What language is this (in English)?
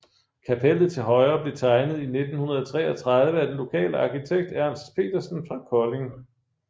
Danish